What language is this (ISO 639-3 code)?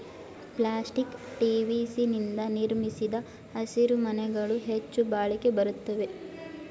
kan